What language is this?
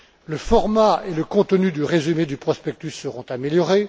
French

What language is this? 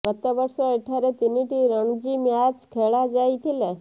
Odia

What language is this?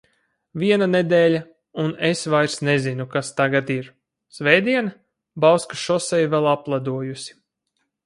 Latvian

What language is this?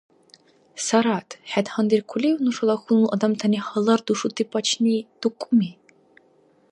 Dargwa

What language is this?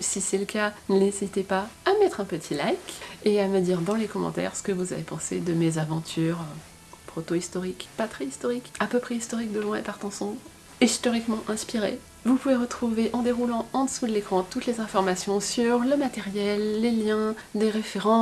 French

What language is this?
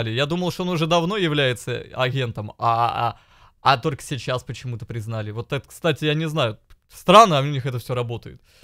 Russian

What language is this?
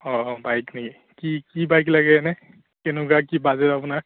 Assamese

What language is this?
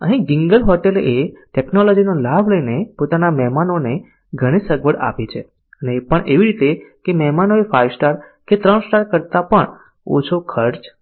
Gujarati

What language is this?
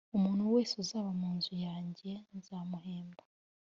Kinyarwanda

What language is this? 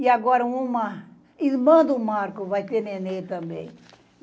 Portuguese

